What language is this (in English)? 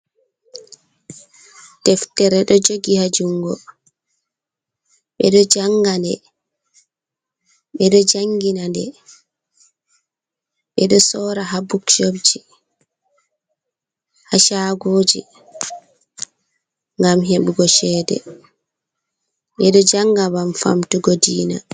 Fula